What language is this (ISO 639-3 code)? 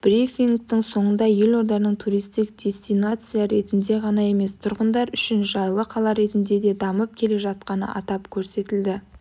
kaz